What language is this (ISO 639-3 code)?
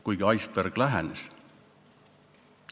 est